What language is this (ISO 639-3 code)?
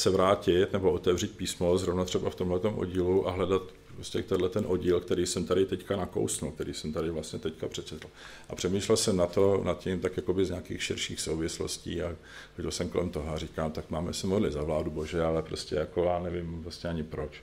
ces